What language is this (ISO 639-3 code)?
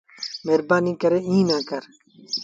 sbn